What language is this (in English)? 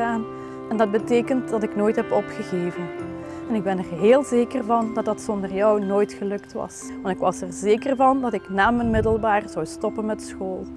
Dutch